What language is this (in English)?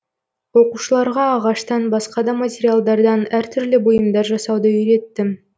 Kazakh